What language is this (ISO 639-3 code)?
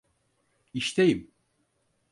tur